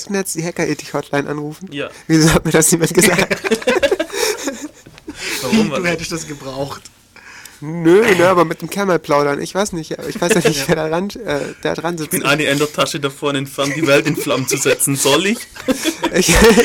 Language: German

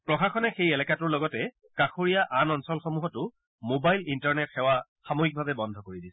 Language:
Assamese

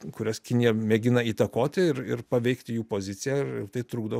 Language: Lithuanian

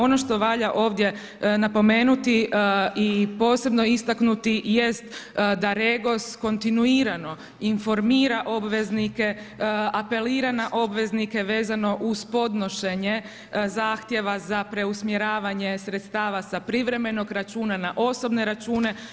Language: Croatian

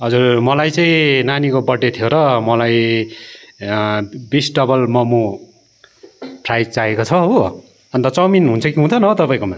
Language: Nepali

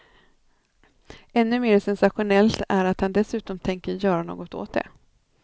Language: Swedish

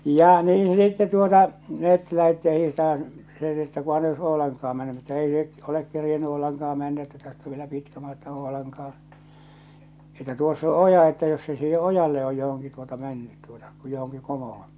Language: Finnish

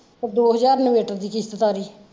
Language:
Punjabi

